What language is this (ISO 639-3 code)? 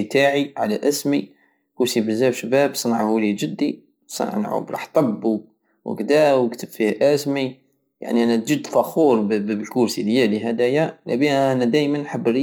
aao